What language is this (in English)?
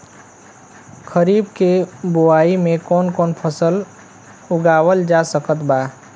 Bhojpuri